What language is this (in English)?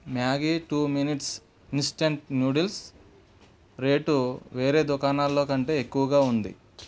Telugu